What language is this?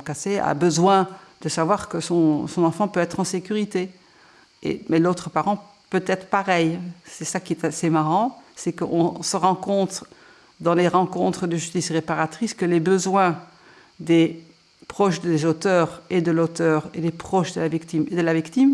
French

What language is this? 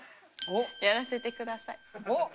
Japanese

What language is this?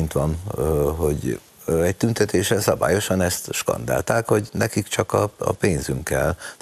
Hungarian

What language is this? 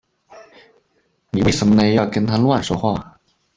Chinese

